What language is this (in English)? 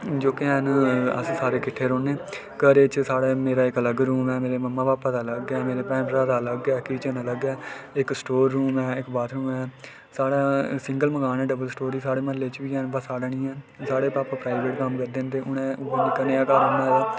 Dogri